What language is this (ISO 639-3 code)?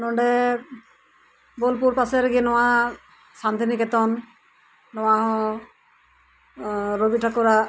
sat